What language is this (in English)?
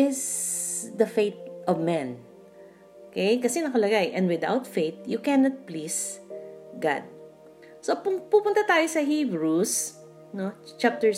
Filipino